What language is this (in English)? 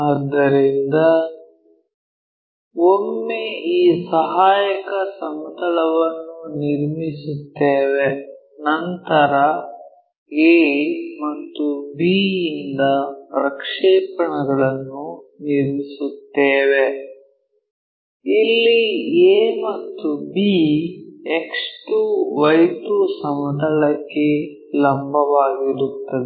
Kannada